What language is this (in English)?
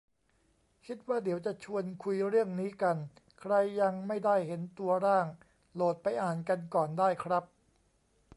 Thai